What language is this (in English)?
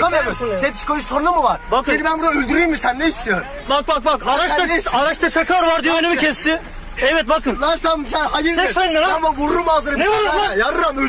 Turkish